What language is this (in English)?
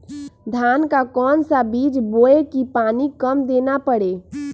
Magahi